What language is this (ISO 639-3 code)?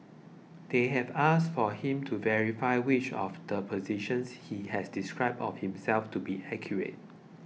eng